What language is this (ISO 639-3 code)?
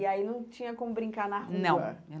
por